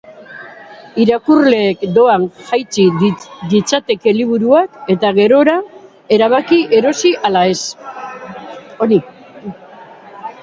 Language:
Basque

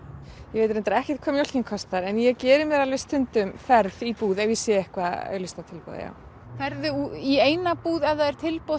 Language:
Icelandic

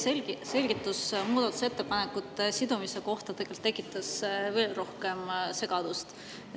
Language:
Estonian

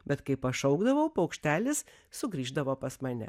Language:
Lithuanian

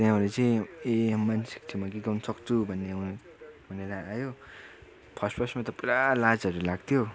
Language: Nepali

